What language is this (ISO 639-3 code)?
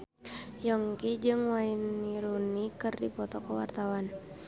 sun